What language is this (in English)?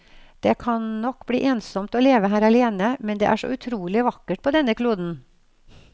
Norwegian